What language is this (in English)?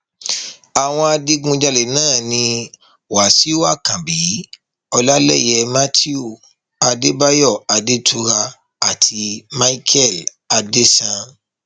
Yoruba